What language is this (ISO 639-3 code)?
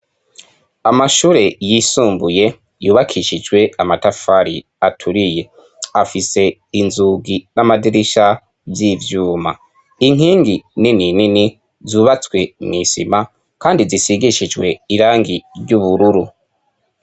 run